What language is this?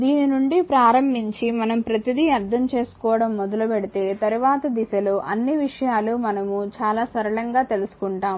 Telugu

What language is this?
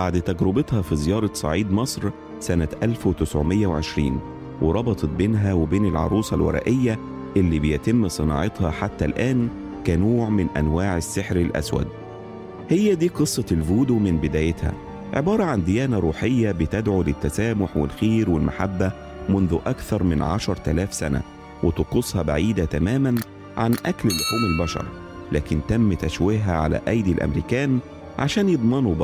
Arabic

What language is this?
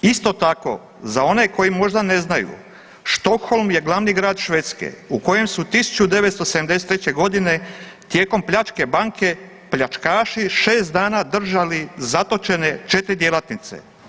Croatian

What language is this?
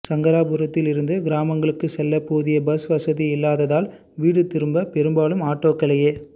Tamil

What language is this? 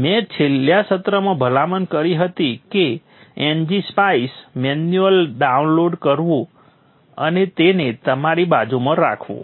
Gujarati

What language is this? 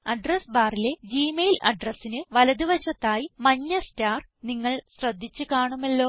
Malayalam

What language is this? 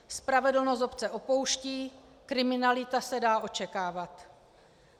Czech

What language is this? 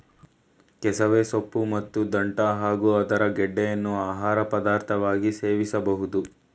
Kannada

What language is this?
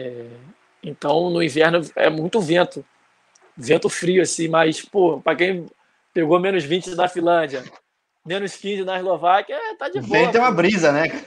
Portuguese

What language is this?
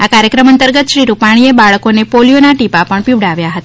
Gujarati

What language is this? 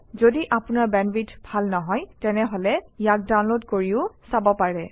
Assamese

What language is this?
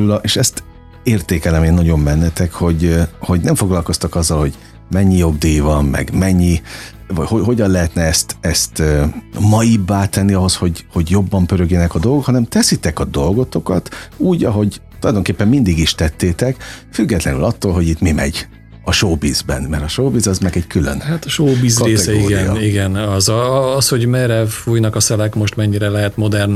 Hungarian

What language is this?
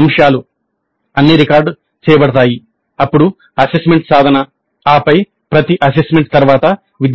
Telugu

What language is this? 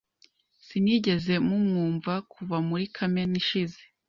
Kinyarwanda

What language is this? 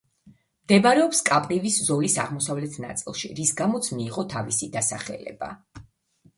Georgian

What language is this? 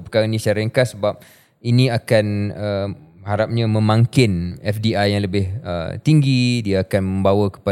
Malay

